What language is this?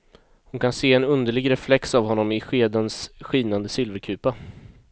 Swedish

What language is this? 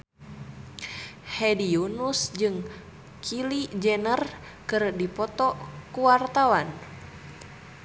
Sundanese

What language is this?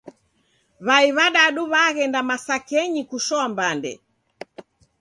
Taita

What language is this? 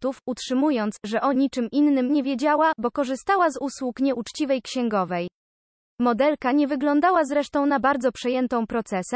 Polish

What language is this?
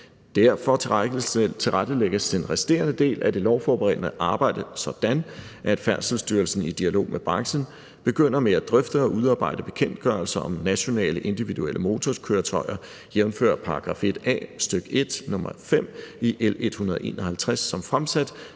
Danish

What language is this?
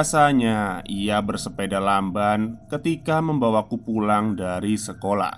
Indonesian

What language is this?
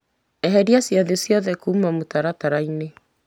Kikuyu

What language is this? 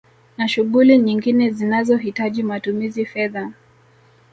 Swahili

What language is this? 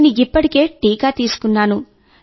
Telugu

